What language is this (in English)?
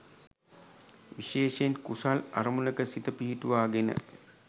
Sinhala